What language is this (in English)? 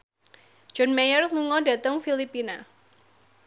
Javanese